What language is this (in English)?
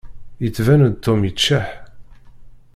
Kabyle